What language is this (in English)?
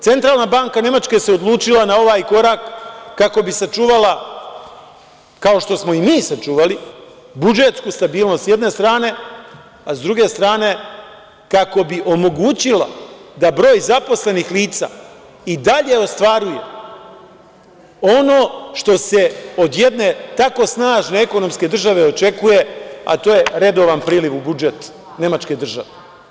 Serbian